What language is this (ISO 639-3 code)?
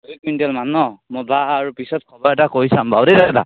asm